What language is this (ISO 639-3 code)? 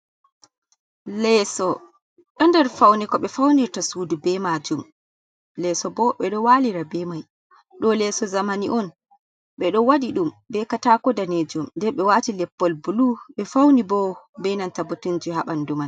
ful